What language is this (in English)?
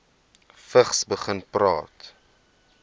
Afrikaans